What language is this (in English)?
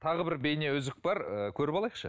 Kazakh